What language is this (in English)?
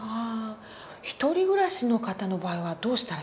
Japanese